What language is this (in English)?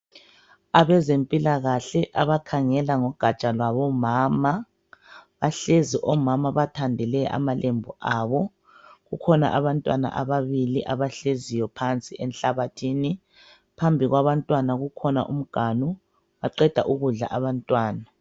North Ndebele